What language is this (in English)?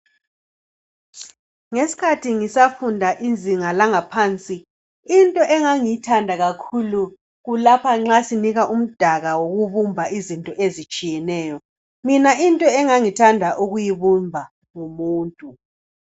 North Ndebele